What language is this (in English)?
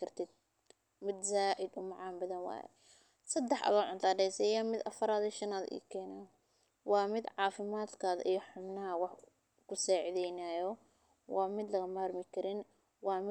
Somali